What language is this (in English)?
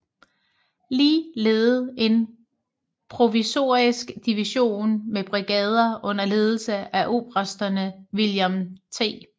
Danish